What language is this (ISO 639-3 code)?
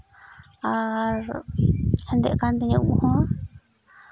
sat